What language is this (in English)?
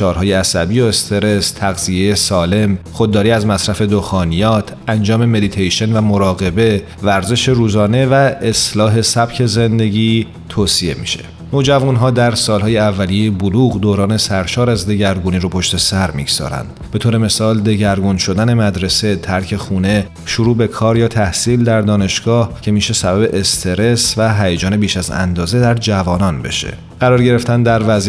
Persian